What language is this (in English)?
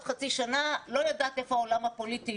Hebrew